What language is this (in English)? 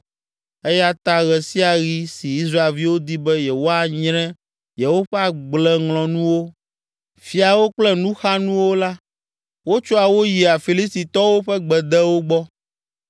Ewe